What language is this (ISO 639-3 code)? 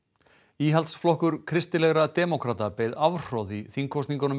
isl